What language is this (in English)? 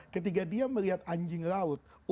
Indonesian